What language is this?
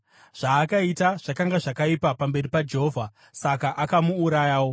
Shona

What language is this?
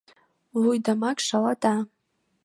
Mari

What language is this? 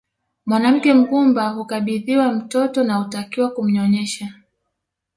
Swahili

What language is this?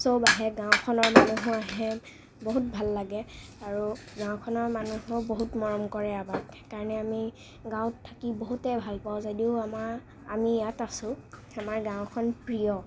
Assamese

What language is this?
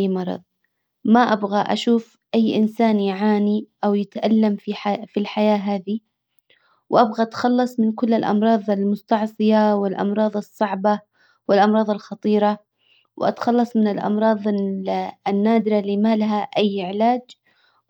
Hijazi Arabic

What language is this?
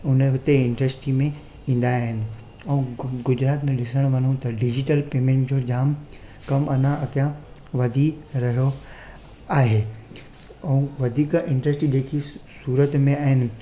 Sindhi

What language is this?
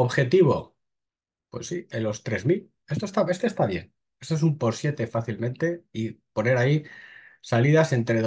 Spanish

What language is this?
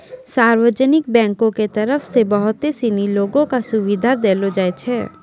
Maithili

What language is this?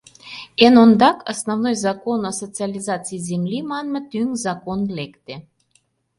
Mari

